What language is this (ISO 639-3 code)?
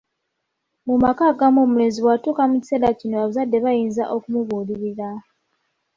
lug